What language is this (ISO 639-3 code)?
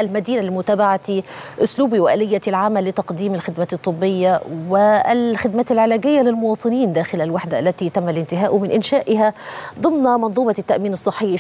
ara